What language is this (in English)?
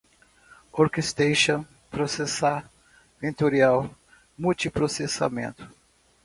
Portuguese